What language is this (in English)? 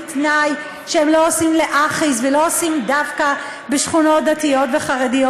Hebrew